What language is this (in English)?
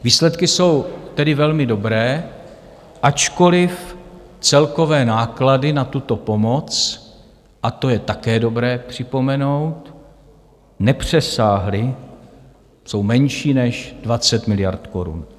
Czech